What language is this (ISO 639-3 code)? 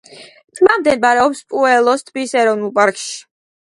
kat